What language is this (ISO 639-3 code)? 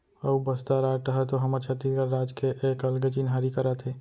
hne